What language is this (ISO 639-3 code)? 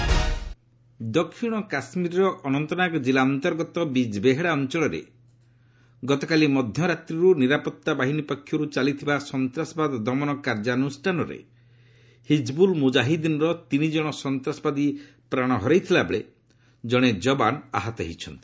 ori